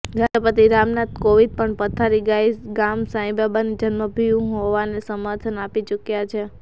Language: Gujarati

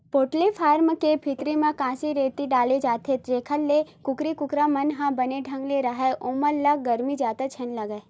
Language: Chhattisgarhi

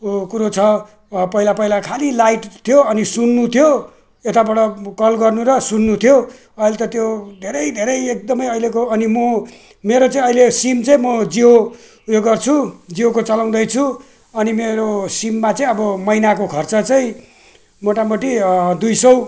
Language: Nepali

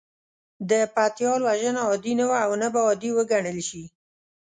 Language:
Pashto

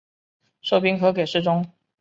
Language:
Chinese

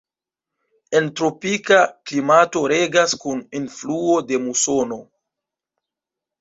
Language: Esperanto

